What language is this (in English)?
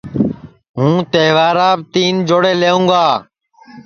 Sansi